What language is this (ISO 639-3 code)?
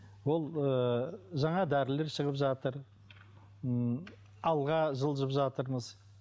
kaz